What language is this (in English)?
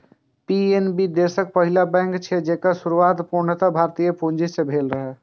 Maithili